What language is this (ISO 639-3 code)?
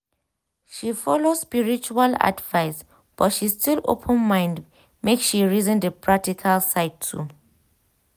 pcm